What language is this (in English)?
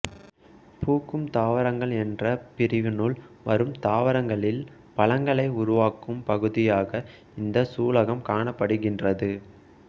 Tamil